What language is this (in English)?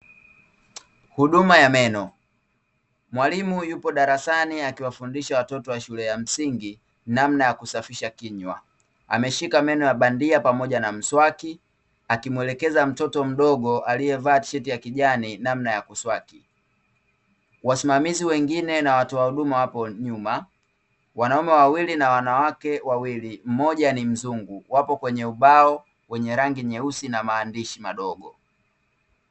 Swahili